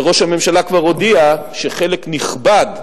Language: Hebrew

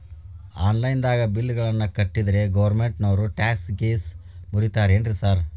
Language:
Kannada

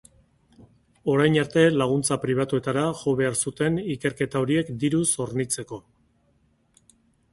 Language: Basque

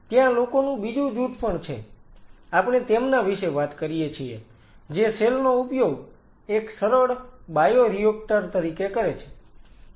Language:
Gujarati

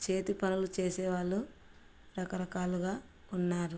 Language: Telugu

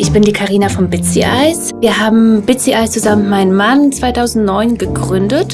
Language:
German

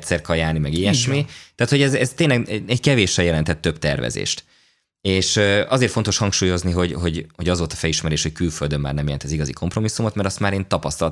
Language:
Hungarian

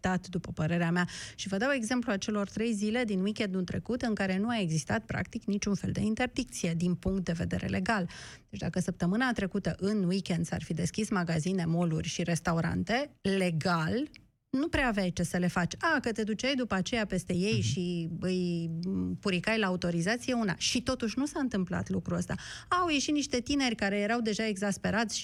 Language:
Romanian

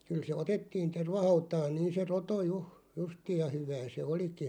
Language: Finnish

